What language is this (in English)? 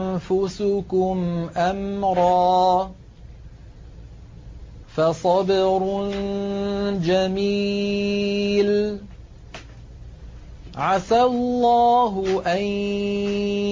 Arabic